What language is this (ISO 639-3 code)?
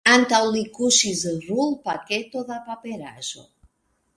epo